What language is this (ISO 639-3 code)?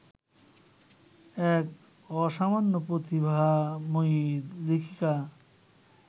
ben